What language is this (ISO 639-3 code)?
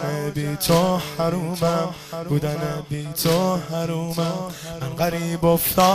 fas